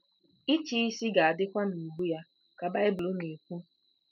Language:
Igbo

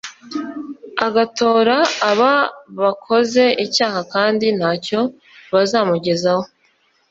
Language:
Kinyarwanda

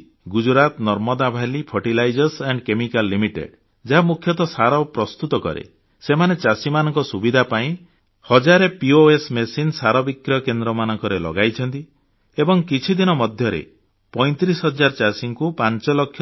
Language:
Odia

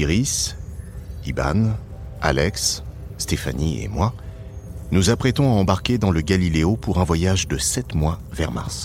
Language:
French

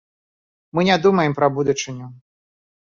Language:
Belarusian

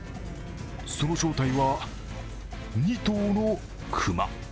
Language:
Japanese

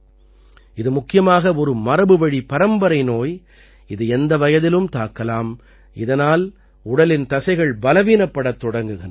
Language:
Tamil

